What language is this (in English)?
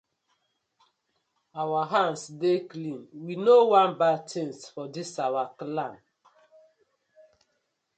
Nigerian Pidgin